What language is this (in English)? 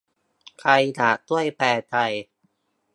Thai